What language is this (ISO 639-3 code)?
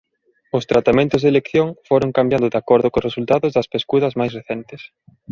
glg